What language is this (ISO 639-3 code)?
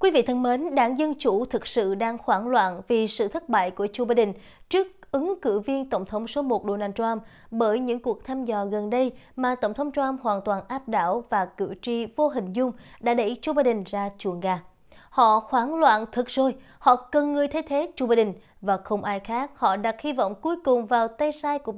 vie